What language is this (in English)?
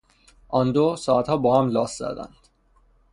Persian